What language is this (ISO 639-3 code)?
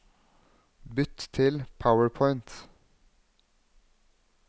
nor